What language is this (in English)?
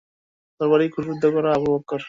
Bangla